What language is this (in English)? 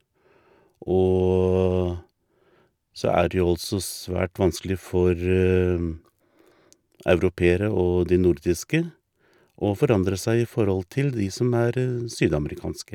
Norwegian